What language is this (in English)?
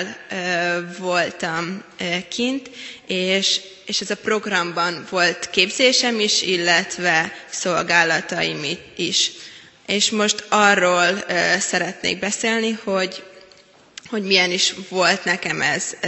Hungarian